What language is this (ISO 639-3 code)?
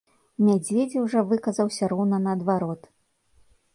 bel